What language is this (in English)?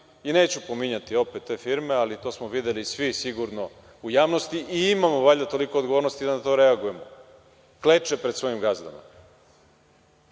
Serbian